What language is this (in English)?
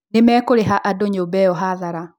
Kikuyu